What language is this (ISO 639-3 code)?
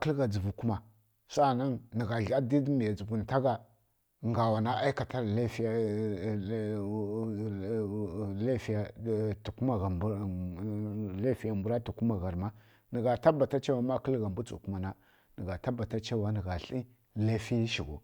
fkk